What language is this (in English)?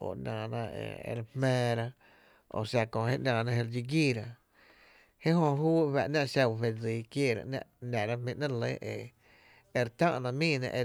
Tepinapa Chinantec